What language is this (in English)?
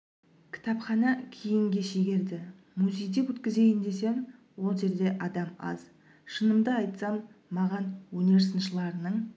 Kazakh